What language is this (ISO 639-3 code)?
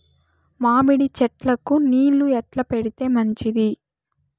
tel